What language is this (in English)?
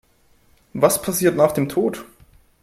German